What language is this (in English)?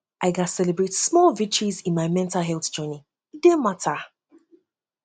Nigerian Pidgin